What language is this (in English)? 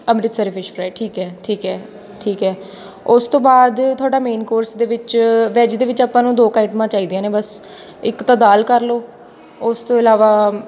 Punjabi